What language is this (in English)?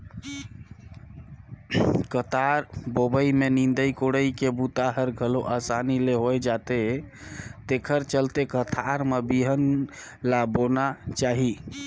Chhattisgarhi